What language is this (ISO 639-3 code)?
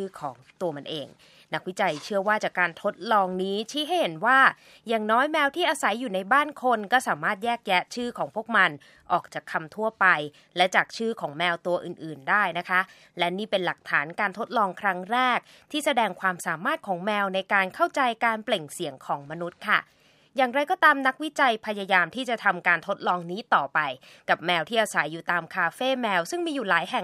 tha